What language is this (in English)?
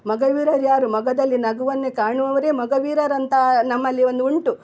Kannada